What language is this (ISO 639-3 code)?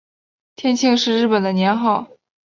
zho